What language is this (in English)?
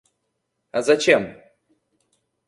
Russian